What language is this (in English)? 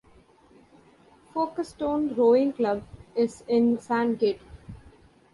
English